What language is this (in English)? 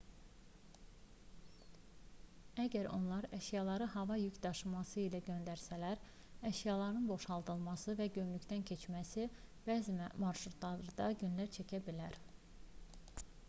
Azerbaijani